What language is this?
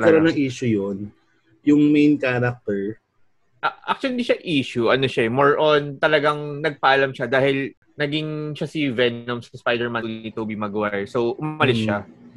Filipino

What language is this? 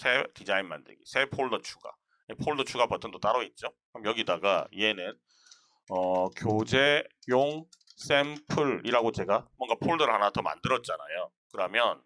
Korean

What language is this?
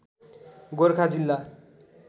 Nepali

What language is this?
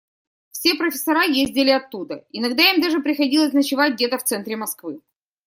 Russian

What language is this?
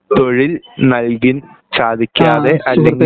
Malayalam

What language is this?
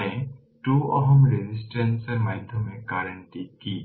Bangla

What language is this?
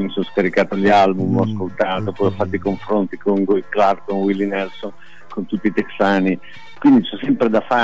Italian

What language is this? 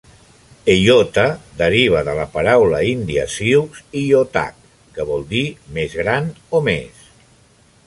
Catalan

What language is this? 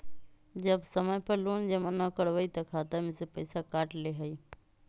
Magahi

